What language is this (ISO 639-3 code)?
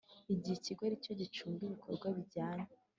kin